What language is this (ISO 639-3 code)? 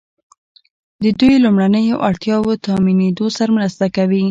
pus